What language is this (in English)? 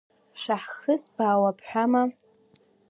Abkhazian